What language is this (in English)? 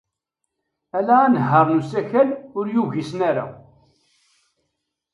Kabyle